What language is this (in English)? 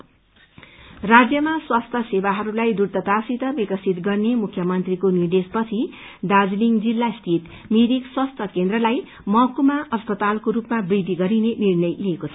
Nepali